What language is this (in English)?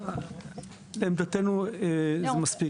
Hebrew